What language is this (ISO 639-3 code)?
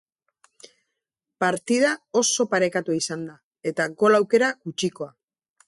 eus